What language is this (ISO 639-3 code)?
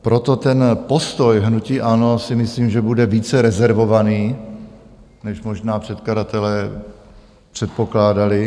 ces